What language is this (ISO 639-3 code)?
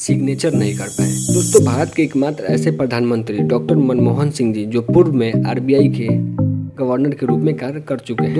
hin